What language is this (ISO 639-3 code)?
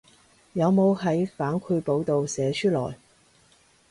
yue